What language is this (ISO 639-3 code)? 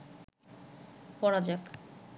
ben